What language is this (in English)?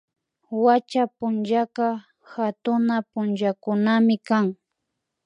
Imbabura Highland Quichua